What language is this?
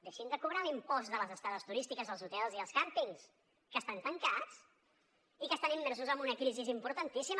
Catalan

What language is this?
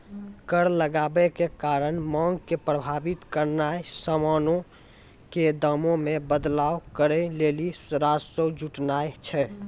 Maithili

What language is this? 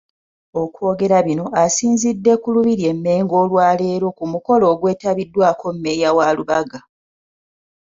Ganda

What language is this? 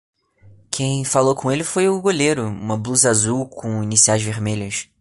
Portuguese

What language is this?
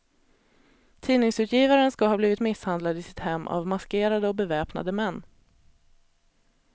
Swedish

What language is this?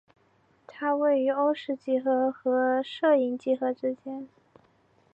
Chinese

